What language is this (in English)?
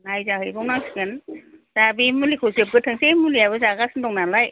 Bodo